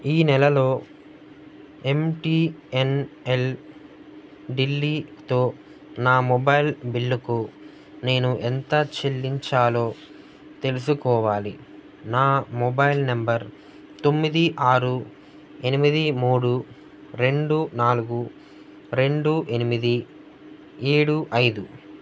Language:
Telugu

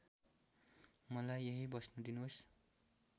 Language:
Nepali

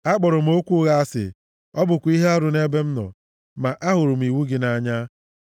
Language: Igbo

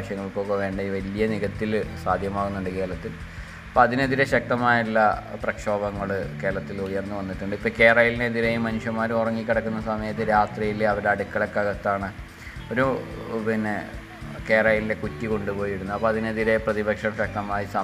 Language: Malayalam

